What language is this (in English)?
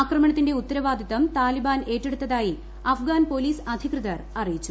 Malayalam